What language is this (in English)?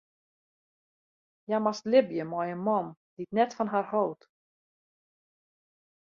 Western Frisian